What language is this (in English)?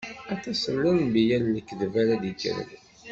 Kabyle